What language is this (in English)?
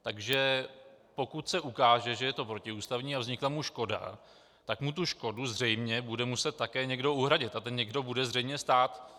Czech